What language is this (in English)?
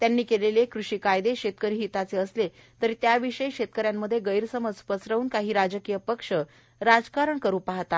Marathi